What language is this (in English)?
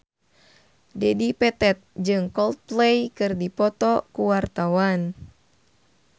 Sundanese